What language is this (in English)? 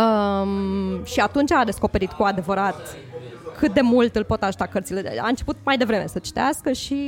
Romanian